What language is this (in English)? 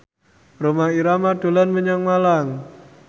Javanese